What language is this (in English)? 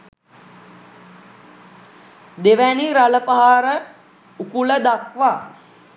Sinhala